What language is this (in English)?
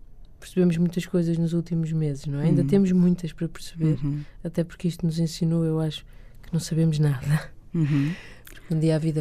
Portuguese